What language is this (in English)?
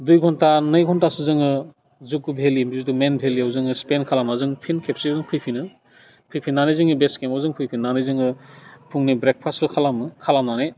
Bodo